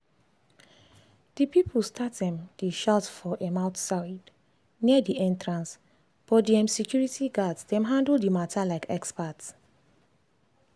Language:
Nigerian Pidgin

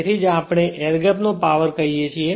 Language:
Gujarati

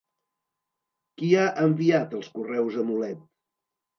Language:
Catalan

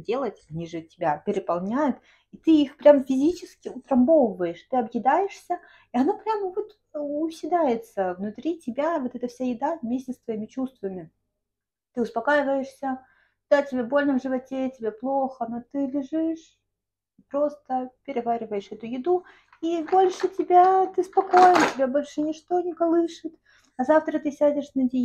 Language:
Russian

